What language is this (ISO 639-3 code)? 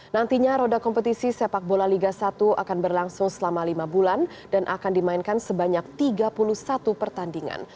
ind